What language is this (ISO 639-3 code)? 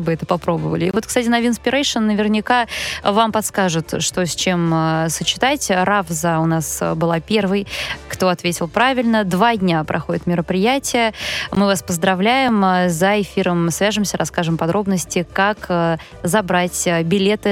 rus